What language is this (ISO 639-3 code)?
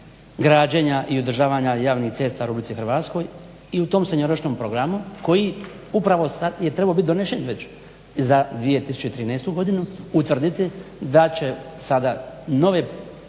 hrv